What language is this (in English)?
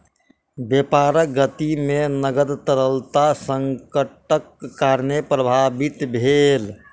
Maithili